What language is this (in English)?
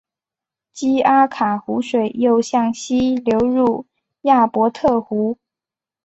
Chinese